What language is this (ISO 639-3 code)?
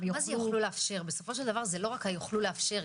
heb